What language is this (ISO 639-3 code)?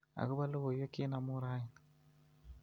kln